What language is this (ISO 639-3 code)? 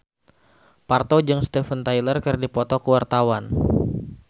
sun